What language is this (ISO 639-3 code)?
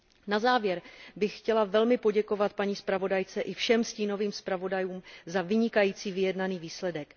ces